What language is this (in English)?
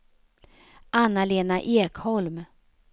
Swedish